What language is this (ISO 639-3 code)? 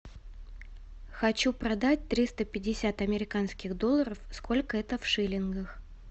rus